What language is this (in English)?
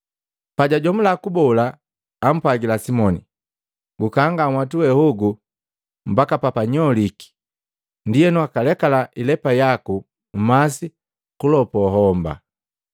Matengo